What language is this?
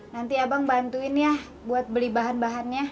Indonesian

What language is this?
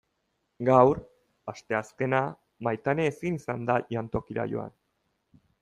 Basque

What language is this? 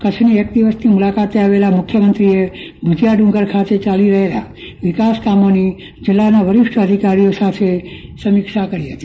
Gujarati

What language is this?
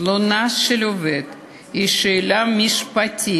Hebrew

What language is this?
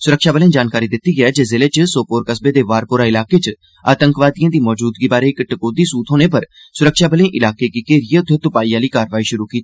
Dogri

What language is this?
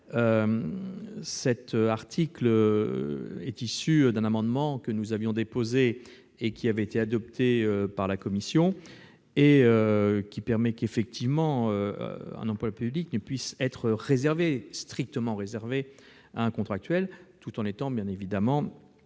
French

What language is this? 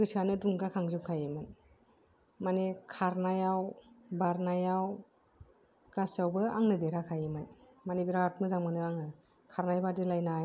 Bodo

